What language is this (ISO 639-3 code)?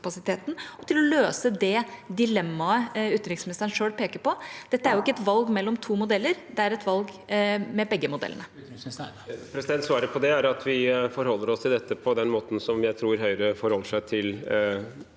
nor